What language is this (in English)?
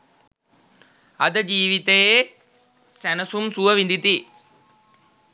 Sinhala